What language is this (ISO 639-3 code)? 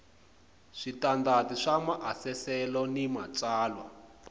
tso